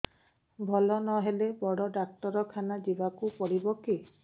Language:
Odia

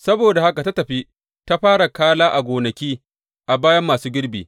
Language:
Hausa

